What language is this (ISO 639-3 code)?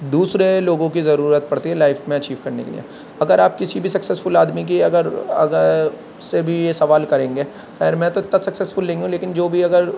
urd